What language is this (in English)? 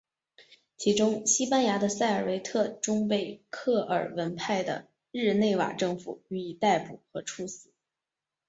Chinese